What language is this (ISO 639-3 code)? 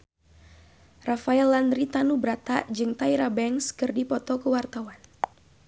sun